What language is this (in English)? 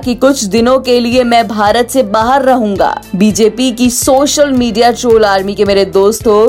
Hindi